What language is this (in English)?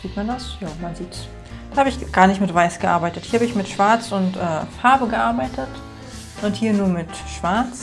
German